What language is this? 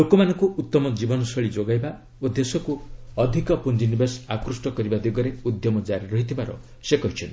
Odia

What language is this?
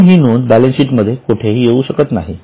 Marathi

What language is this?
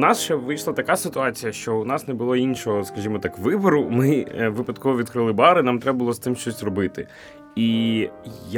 Ukrainian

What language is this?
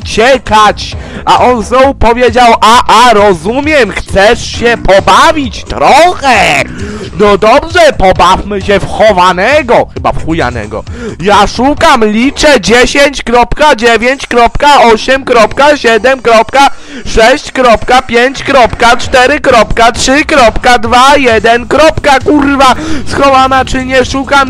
Polish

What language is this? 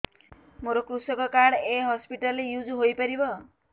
Odia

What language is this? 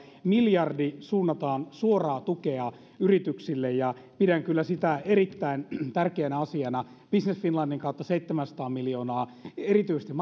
Finnish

